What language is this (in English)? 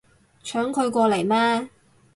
Cantonese